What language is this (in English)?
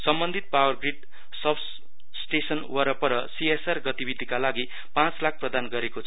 Nepali